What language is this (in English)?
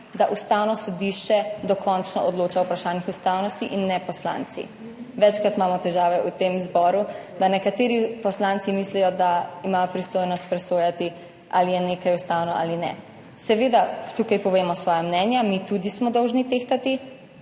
Slovenian